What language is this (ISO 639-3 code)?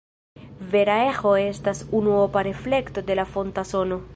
epo